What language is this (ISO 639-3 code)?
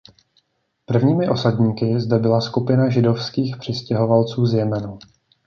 ces